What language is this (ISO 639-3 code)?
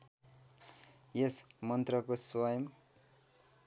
nep